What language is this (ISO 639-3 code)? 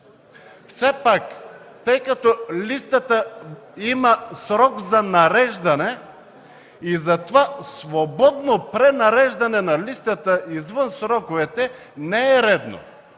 bul